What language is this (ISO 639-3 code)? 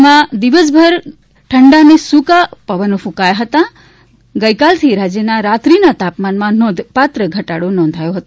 guj